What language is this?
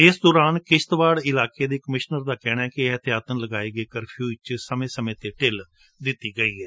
Punjabi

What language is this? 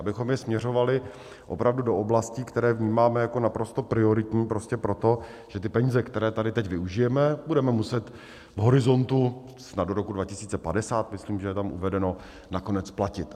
Czech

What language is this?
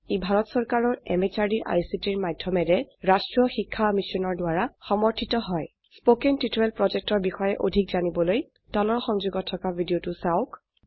Assamese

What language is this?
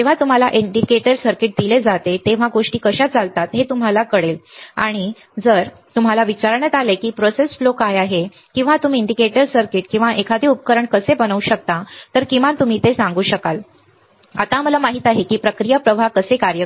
Marathi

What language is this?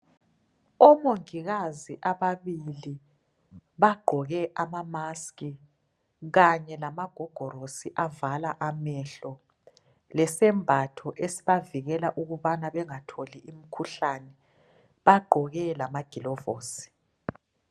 North Ndebele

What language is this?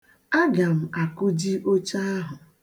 Igbo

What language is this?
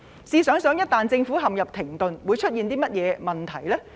Cantonese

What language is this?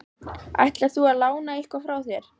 Icelandic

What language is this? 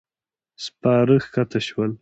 Pashto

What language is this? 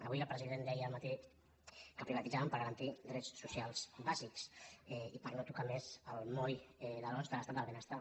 Catalan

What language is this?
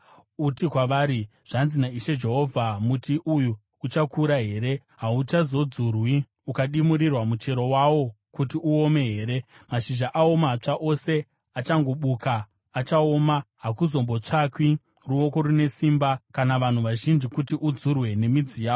Shona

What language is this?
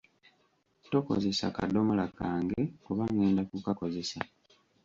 Ganda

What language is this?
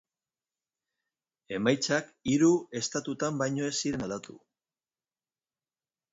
Basque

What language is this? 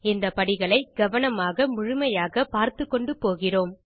Tamil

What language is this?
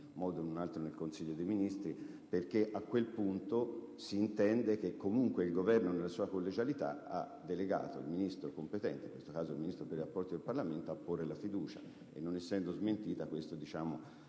Italian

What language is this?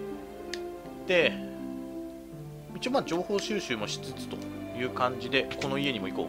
Japanese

